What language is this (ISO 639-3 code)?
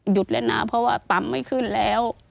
tha